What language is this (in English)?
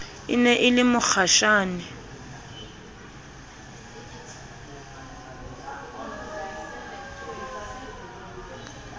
Southern Sotho